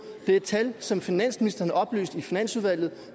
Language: Danish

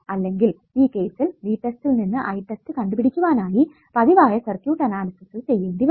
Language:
Malayalam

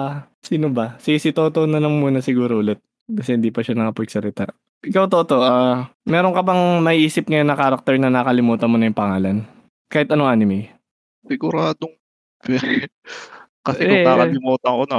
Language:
Filipino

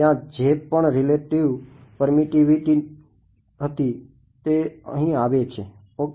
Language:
Gujarati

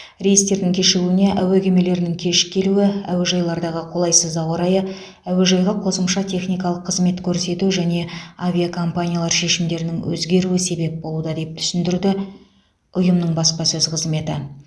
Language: Kazakh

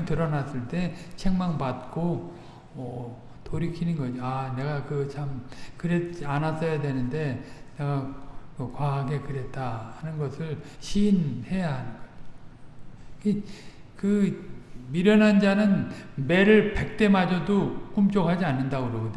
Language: Korean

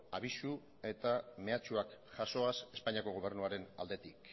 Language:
Basque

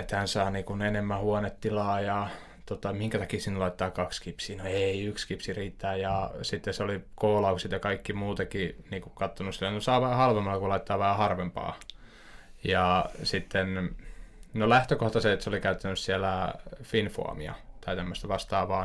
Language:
Finnish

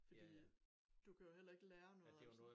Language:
Danish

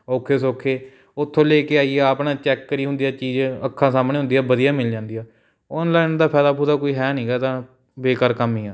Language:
Punjabi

